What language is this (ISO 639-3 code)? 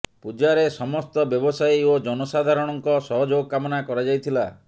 ori